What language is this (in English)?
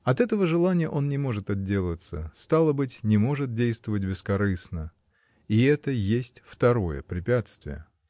Russian